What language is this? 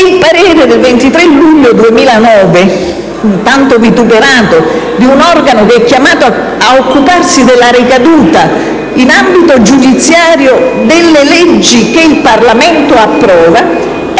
Italian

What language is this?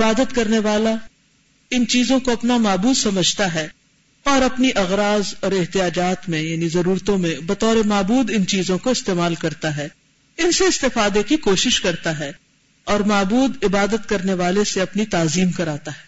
Urdu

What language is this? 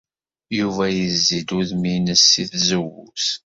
Kabyle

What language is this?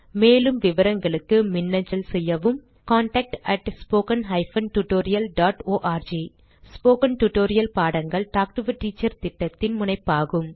Tamil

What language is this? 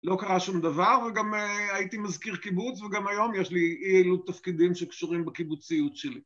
Hebrew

